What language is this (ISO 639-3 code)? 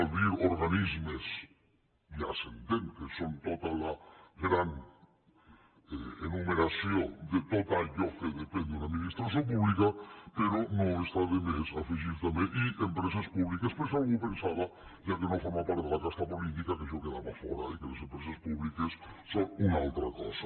cat